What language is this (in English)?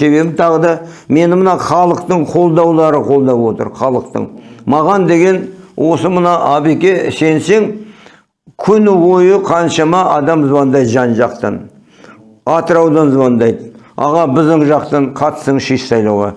Turkish